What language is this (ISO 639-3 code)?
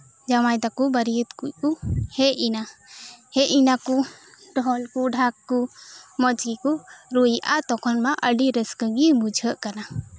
sat